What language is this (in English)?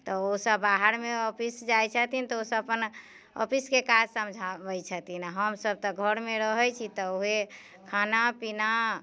Maithili